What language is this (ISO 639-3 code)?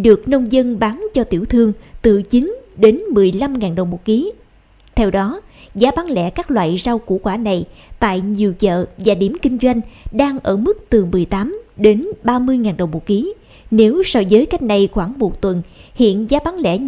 vie